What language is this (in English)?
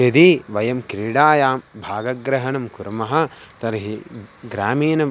Sanskrit